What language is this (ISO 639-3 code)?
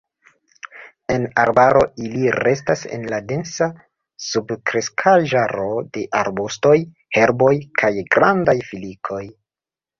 epo